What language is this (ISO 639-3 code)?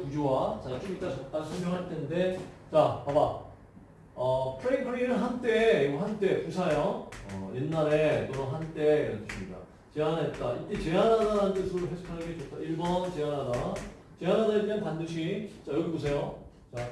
kor